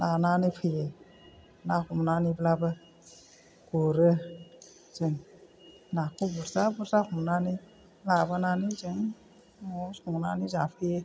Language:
Bodo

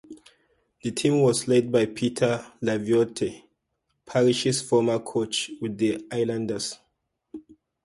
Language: English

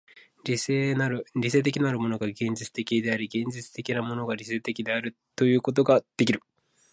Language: Japanese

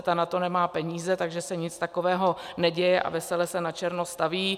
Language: Czech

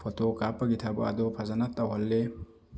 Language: Manipuri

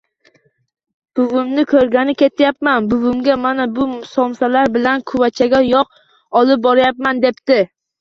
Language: Uzbek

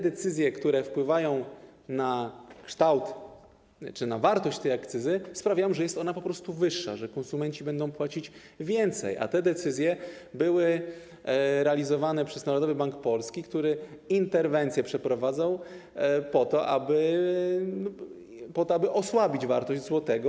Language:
Polish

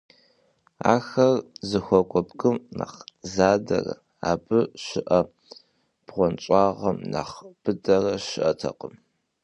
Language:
Kabardian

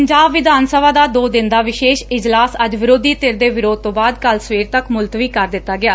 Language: Punjabi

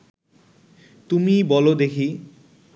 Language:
Bangla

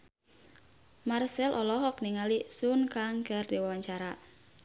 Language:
Sundanese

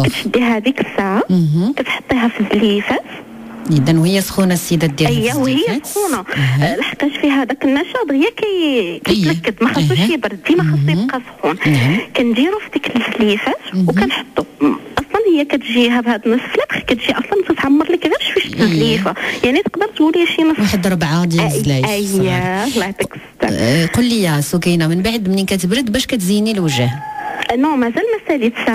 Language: Arabic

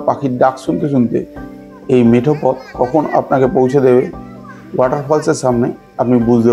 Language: Bangla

